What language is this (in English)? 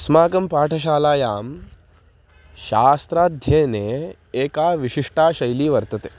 Sanskrit